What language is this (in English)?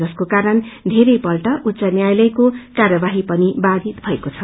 Nepali